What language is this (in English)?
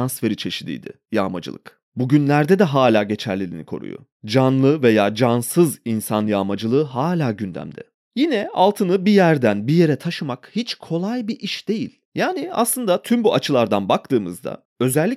Turkish